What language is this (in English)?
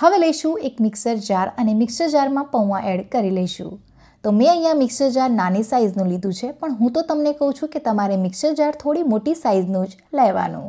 Gujarati